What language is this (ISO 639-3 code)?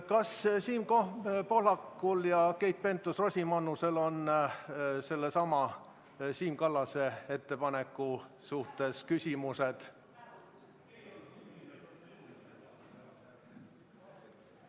est